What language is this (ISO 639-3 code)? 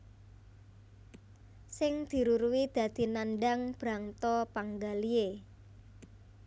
jav